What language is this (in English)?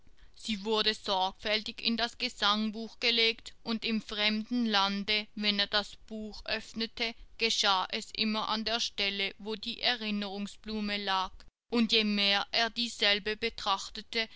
German